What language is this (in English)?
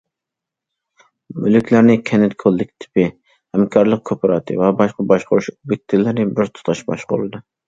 Uyghur